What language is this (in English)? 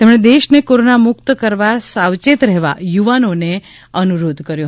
Gujarati